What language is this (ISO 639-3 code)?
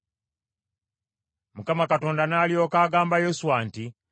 lug